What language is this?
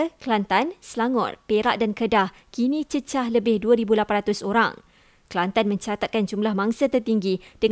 Malay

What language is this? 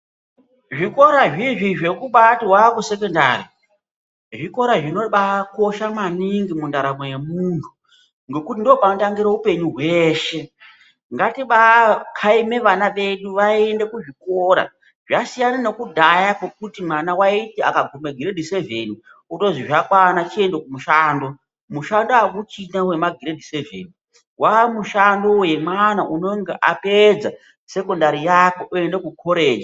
Ndau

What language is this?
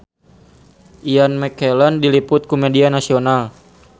Sundanese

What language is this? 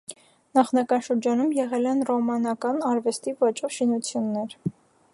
Armenian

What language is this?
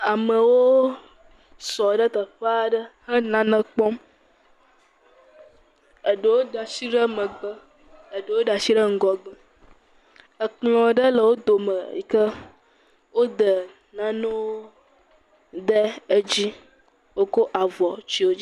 Ewe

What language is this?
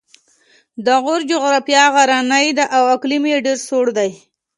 Pashto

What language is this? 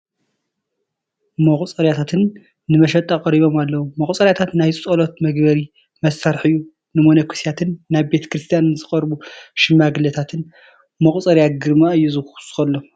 Tigrinya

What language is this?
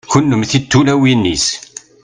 Kabyle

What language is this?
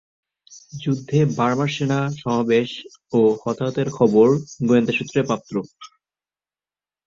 Bangla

